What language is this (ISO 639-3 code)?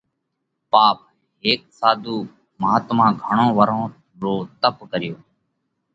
kvx